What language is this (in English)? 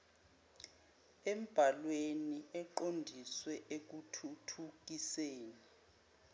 Zulu